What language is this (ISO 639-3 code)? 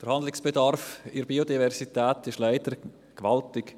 gsw